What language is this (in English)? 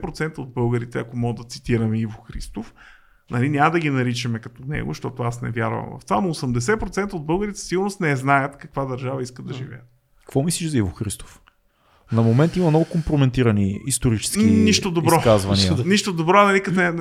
Bulgarian